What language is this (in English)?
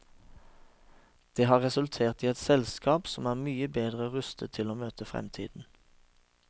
Norwegian